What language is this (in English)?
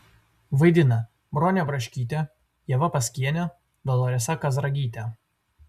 Lithuanian